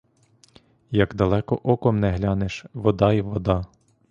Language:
Ukrainian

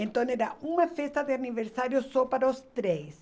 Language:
Portuguese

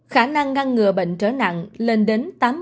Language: Vietnamese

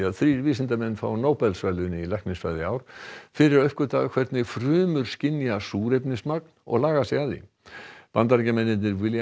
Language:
Icelandic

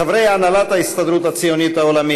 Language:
Hebrew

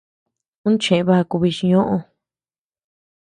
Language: Tepeuxila Cuicatec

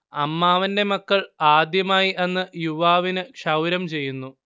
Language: Malayalam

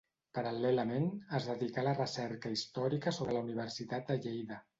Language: Catalan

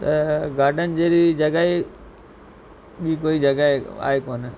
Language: Sindhi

